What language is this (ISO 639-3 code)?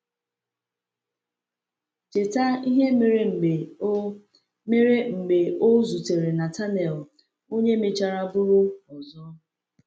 ibo